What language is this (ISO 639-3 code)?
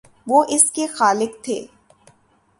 urd